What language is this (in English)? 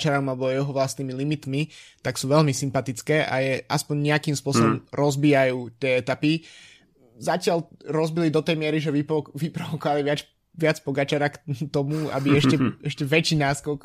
Slovak